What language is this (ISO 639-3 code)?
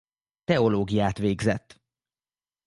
hun